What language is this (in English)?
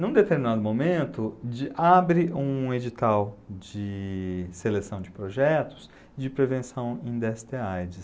Portuguese